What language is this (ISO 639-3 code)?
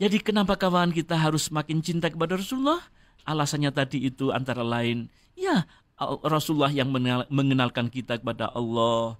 ind